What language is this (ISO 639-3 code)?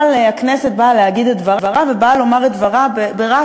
heb